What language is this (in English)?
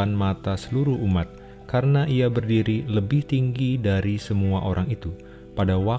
Indonesian